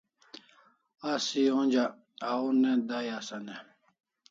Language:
Kalasha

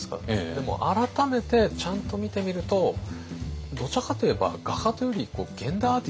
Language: Japanese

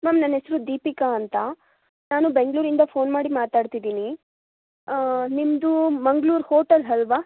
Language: Kannada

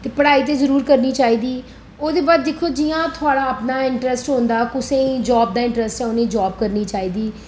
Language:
Dogri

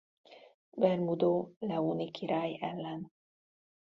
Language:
Hungarian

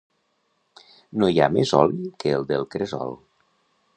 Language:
Catalan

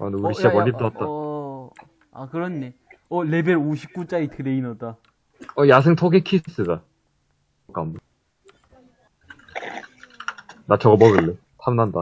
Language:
Korean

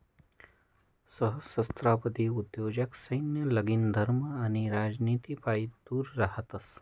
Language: Marathi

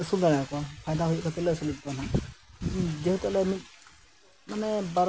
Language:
Santali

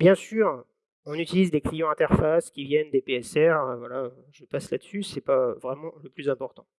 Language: French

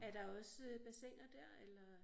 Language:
Danish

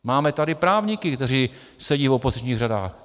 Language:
Czech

